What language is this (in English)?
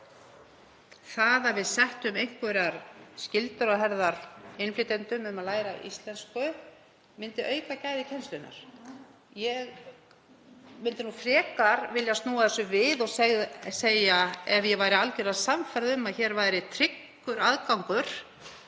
Icelandic